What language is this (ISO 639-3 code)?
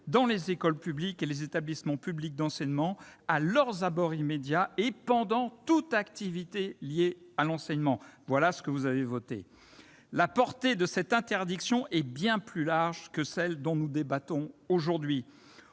fra